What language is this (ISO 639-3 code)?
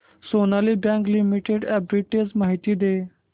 mar